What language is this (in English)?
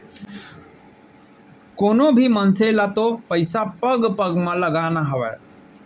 Chhattisgarhi